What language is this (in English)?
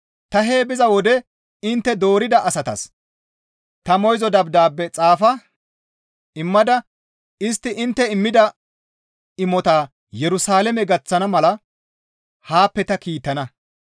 Gamo